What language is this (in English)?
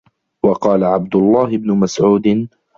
Arabic